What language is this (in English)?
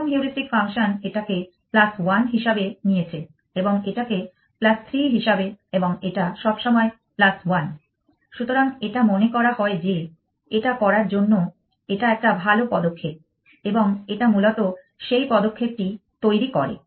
Bangla